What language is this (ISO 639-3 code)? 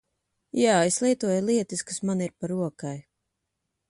lav